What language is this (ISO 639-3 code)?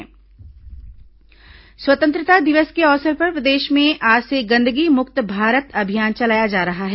hin